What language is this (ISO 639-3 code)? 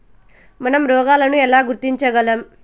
tel